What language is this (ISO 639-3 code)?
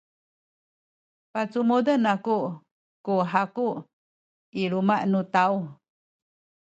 szy